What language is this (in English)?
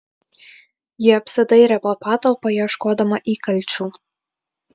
Lithuanian